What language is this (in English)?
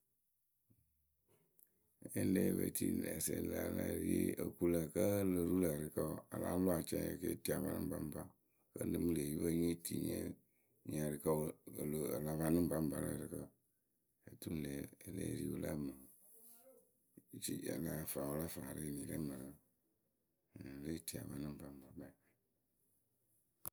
Akebu